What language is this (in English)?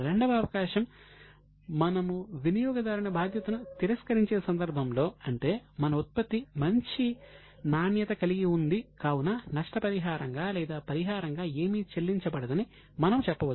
Telugu